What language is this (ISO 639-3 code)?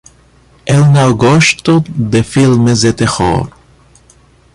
por